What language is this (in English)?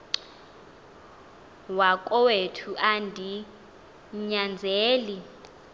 Xhosa